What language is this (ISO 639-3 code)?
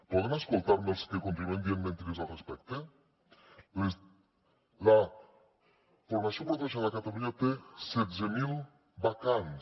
cat